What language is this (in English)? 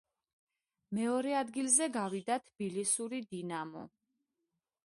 Georgian